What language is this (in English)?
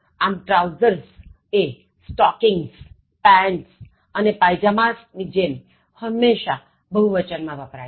Gujarati